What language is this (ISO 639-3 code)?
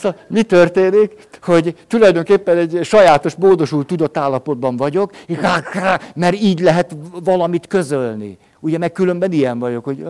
hun